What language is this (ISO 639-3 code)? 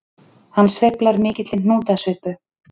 isl